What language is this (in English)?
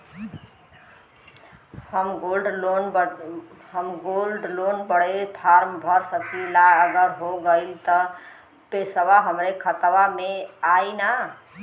Bhojpuri